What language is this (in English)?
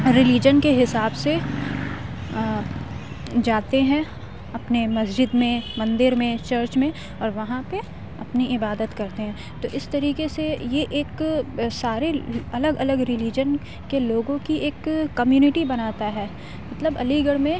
Urdu